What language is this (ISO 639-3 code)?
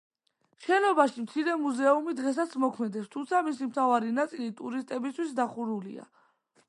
kat